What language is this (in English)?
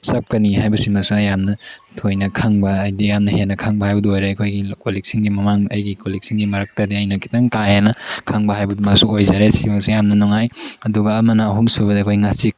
Manipuri